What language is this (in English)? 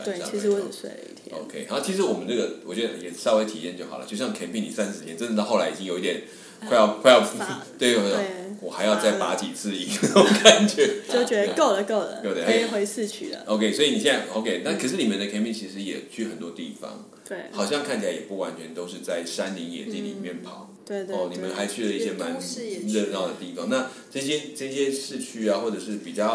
Chinese